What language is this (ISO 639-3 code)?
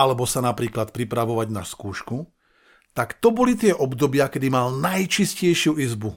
slk